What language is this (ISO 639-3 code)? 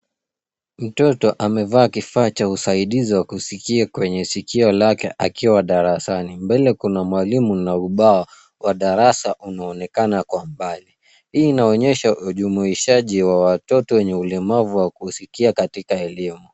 swa